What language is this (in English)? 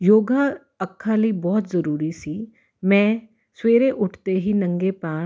Punjabi